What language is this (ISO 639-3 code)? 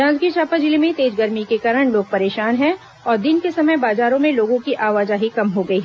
hin